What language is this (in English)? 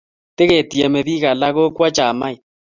Kalenjin